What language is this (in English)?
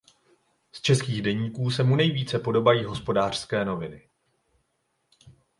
Czech